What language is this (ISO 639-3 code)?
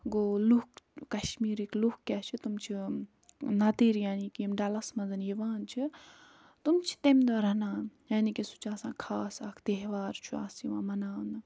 kas